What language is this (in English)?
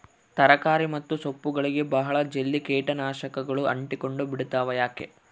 Kannada